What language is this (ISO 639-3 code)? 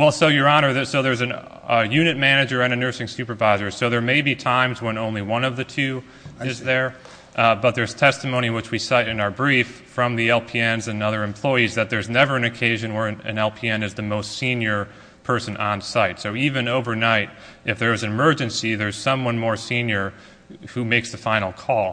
eng